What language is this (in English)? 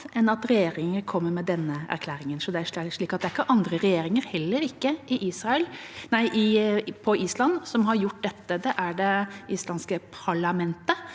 Norwegian